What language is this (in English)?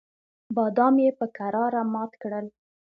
Pashto